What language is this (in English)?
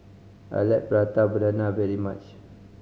English